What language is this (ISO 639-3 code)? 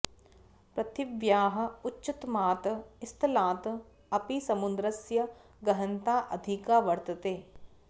san